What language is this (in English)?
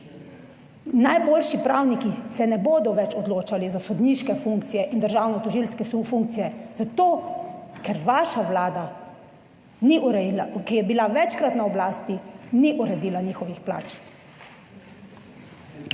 Slovenian